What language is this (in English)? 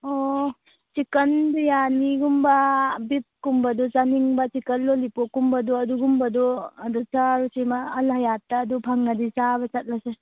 Manipuri